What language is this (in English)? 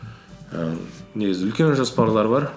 Kazakh